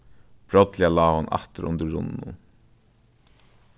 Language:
Faroese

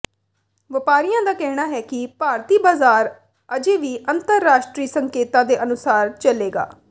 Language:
Punjabi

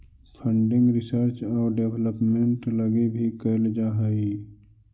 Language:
Magahi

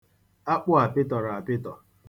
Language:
Igbo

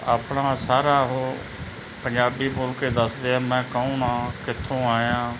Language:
Punjabi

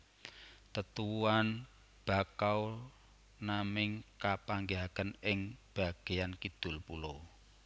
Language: Javanese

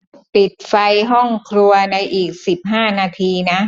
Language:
Thai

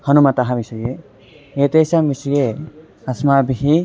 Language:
Sanskrit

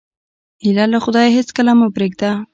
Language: Pashto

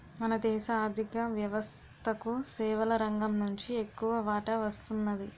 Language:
Telugu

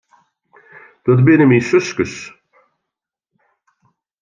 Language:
Western Frisian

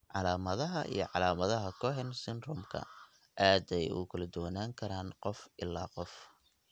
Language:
Somali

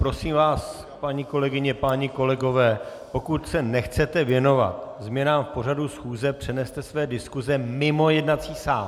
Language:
Czech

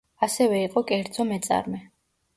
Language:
Georgian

